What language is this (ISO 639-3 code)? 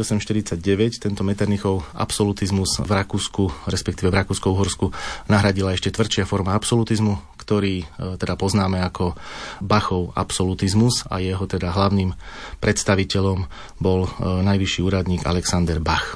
slk